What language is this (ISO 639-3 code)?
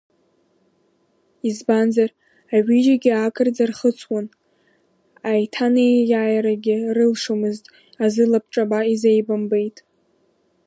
abk